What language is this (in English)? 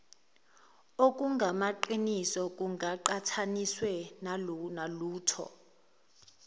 Zulu